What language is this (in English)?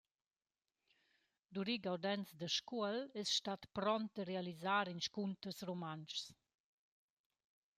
Romansh